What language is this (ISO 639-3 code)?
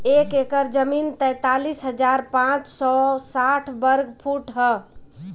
bho